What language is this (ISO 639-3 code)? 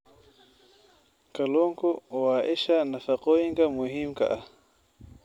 som